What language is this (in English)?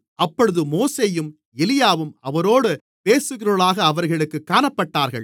Tamil